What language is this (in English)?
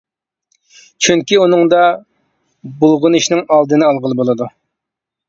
Uyghur